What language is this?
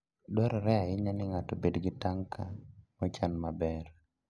Luo (Kenya and Tanzania)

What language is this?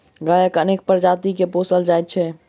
Maithili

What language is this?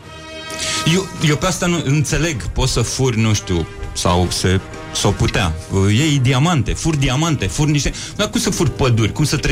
Romanian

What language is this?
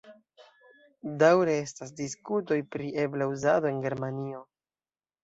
Esperanto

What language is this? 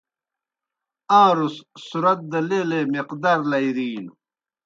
Kohistani Shina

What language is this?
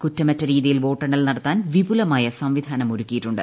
Malayalam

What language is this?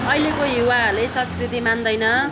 Nepali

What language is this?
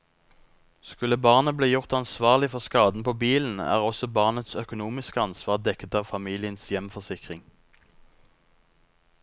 Norwegian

